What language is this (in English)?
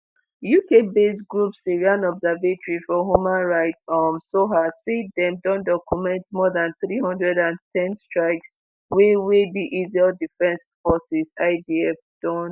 Nigerian Pidgin